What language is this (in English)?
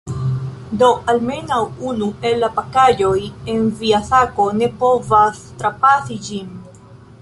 Esperanto